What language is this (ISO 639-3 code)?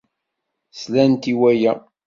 kab